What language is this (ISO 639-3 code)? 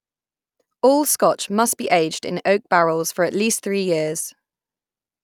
eng